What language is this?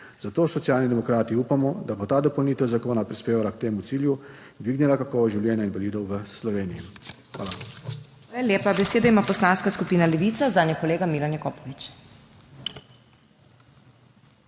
Slovenian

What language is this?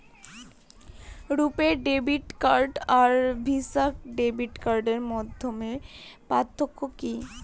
Bangla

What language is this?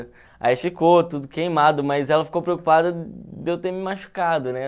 Portuguese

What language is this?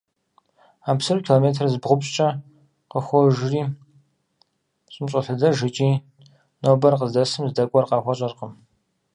Kabardian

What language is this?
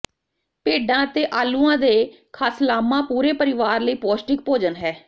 Punjabi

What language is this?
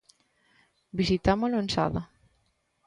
Galician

